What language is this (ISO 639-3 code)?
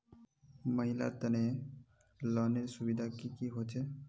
mag